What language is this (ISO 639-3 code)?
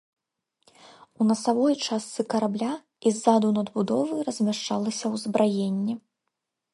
bel